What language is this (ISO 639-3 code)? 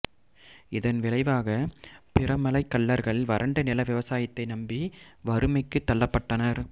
tam